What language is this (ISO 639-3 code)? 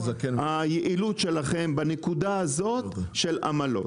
heb